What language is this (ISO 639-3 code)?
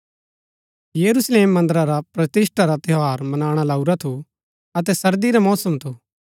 gbk